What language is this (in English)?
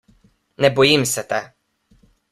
Slovenian